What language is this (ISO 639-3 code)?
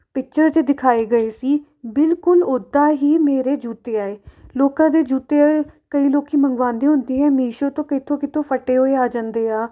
pan